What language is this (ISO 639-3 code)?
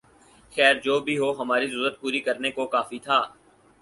urd